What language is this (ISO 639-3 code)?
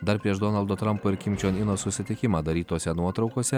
lit